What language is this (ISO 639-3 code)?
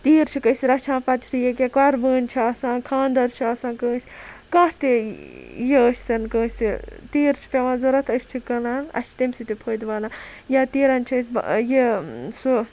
kas